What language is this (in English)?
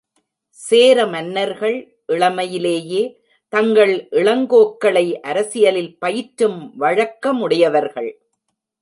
Tamil